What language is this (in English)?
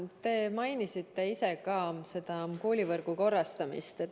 Estonian